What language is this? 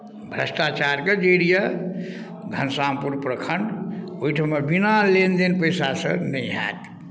Maithili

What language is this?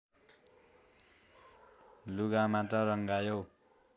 Nepali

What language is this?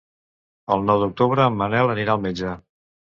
Catalan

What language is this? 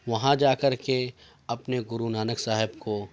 Urdu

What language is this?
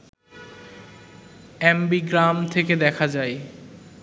Bangla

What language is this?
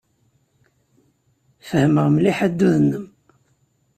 Kabyle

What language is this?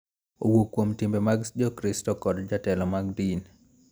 Luo (Kenya and Tanzania)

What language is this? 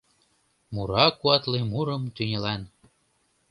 Mari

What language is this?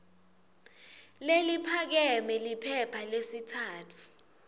Swati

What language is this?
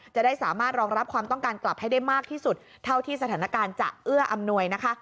Thai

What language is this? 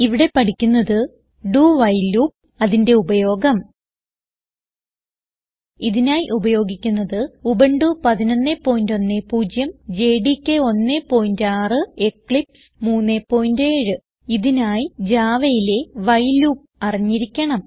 Malayalam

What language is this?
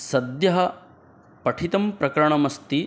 Sanskrit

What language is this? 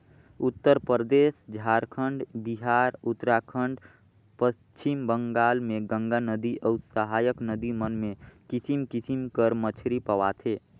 Chhattisgarhi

